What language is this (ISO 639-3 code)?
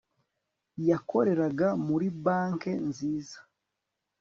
kin